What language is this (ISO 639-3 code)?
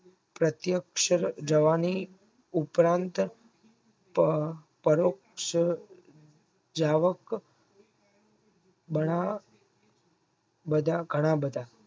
guj